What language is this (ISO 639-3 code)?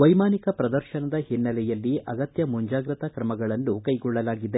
kan